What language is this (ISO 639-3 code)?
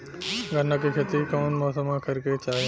bho